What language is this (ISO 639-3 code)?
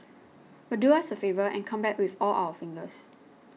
eng